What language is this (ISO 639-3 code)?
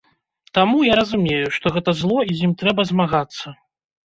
bel